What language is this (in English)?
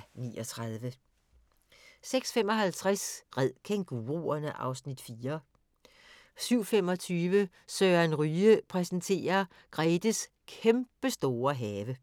Danish